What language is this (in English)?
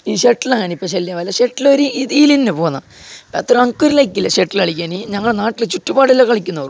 Malayalam